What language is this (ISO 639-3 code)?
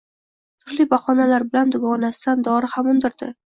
uzb